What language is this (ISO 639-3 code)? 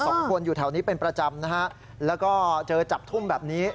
tha